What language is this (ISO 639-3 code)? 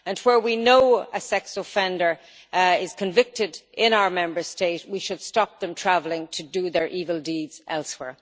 eng